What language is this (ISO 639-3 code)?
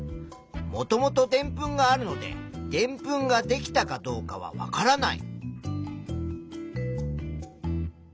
jpn